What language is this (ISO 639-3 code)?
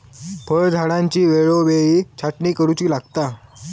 mar